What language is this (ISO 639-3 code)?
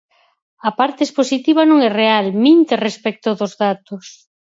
glg